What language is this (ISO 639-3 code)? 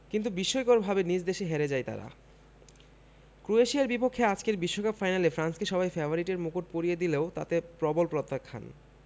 ben